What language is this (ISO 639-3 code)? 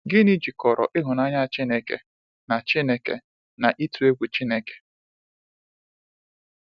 ibo